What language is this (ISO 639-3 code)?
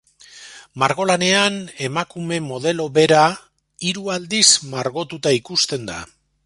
eus